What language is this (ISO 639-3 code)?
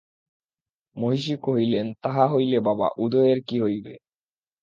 ben